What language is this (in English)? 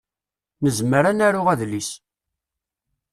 Kabyle